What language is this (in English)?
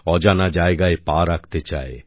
Bangla